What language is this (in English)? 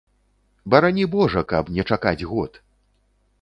Belarusian